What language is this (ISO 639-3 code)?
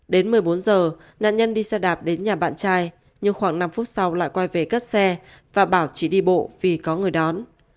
vie